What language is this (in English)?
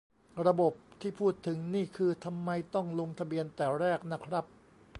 Thai